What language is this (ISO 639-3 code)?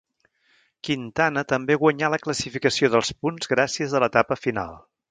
cat